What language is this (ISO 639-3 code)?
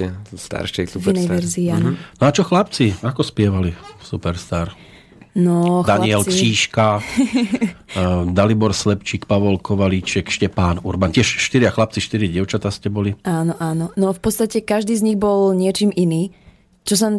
slk